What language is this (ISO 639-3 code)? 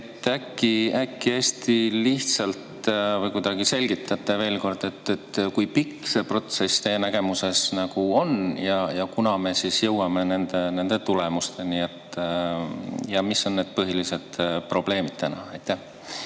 est